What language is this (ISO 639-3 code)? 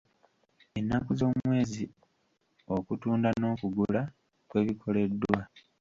lug